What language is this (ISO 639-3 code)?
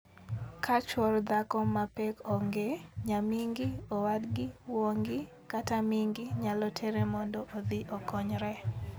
luo